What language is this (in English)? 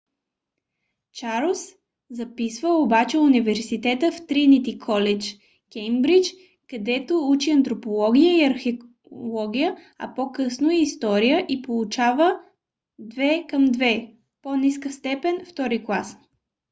Bulgarian